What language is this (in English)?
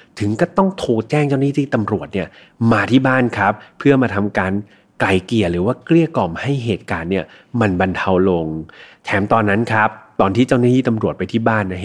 Thai